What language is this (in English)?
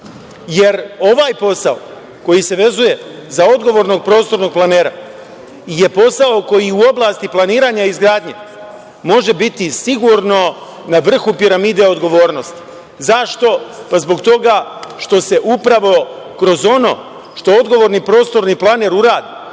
Serbian